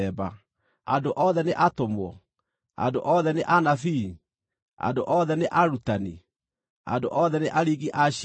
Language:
Kikuyu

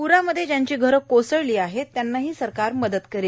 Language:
Marathi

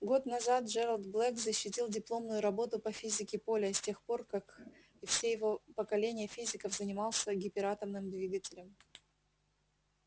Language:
Russian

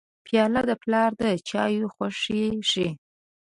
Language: Pashto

